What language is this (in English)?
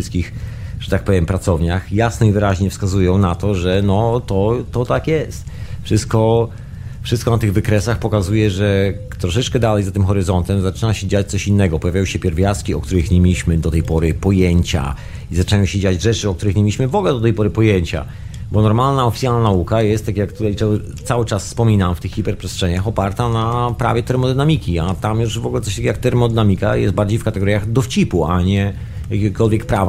Polish